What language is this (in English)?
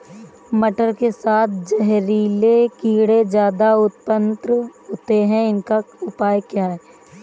Hindi